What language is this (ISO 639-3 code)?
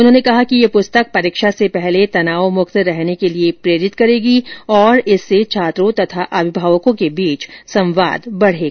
hin